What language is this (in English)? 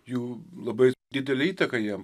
Lithuanian